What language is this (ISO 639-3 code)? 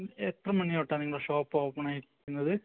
mal